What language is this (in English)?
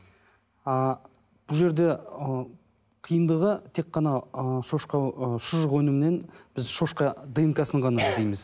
Kazakh